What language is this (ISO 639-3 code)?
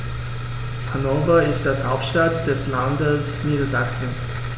deu